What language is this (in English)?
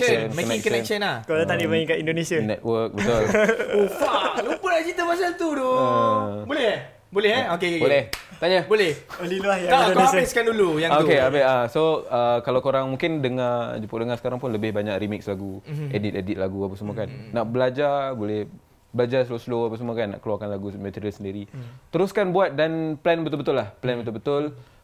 Malay